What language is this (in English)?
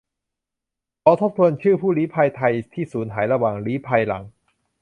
Thai